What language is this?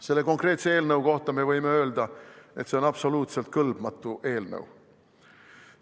Estonian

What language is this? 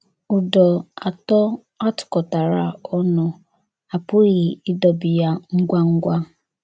Igbo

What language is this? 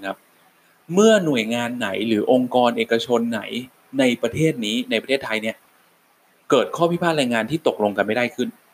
Thai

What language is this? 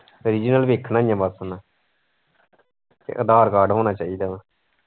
Punjabi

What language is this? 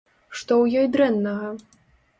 Belarusian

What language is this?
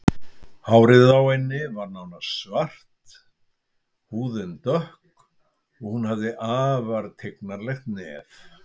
Icelandic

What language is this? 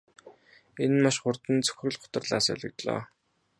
Mongolian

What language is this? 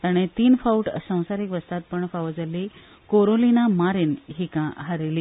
Konkani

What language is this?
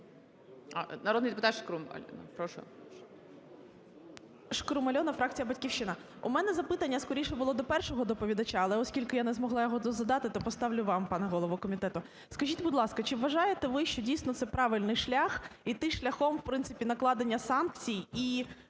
Ukrainian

